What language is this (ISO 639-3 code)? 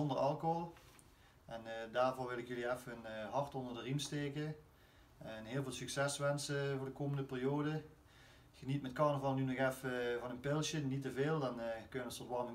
nld